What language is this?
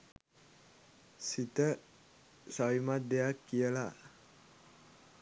Sinhala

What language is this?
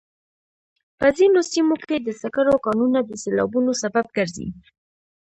Pashto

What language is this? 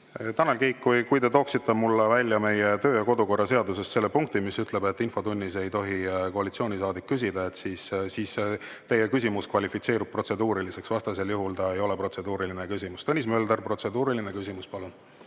Estonian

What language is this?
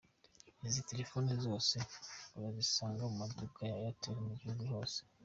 Kinyarwanda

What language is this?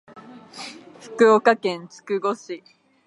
Japanese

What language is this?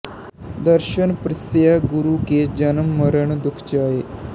Punjabi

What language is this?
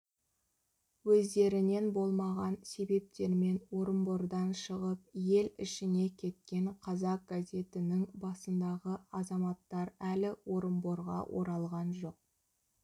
Kazakh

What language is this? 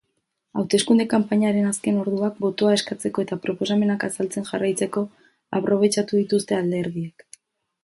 Basque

